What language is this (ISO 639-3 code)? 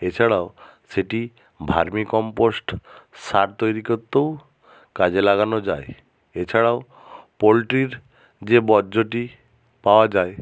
ben